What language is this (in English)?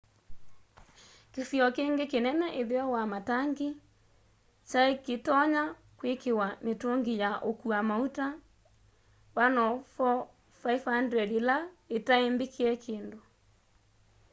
Kamba